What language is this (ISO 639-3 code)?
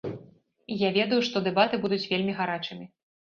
bel